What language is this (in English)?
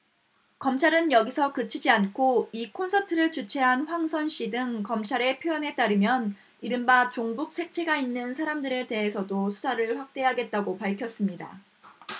Korean